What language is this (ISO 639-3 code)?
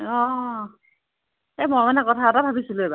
asm